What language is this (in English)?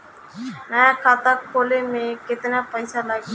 Bhojpuri